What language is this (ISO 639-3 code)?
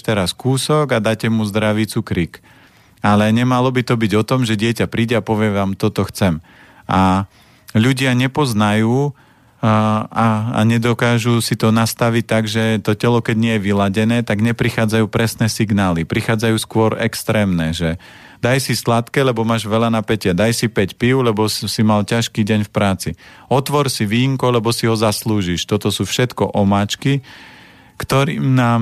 slk